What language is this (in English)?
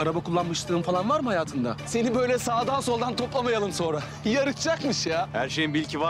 Turkish